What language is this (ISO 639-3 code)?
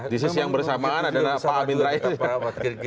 ind